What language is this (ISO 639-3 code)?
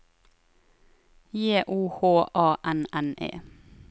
nor